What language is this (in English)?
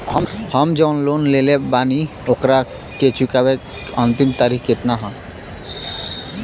Bhojpuri